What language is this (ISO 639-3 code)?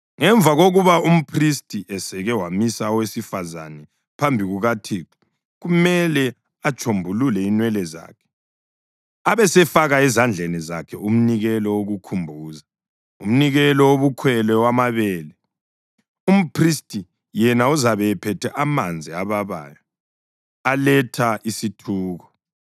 nde